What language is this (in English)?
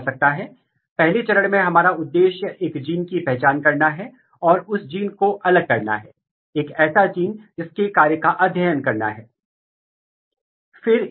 Hindi